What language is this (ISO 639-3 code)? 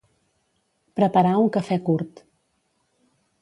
cat